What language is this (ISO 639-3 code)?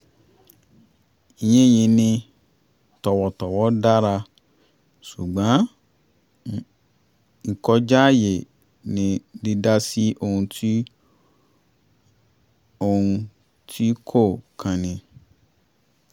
yor